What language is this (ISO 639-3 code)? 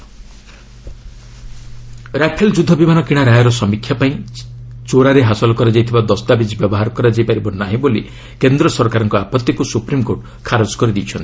ori